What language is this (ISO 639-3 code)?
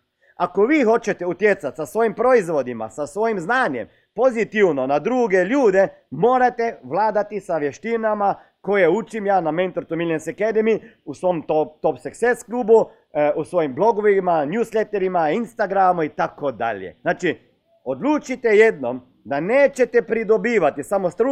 hrv